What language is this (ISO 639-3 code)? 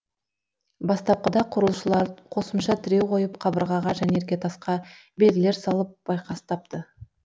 kaz